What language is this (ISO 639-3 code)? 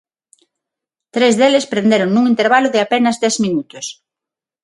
glg